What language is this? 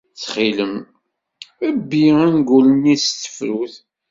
Kabyle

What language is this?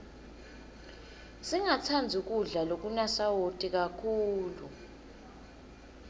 Swati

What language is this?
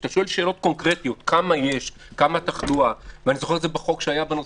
Hebrew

